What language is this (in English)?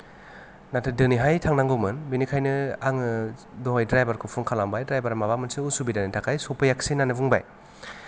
Bodo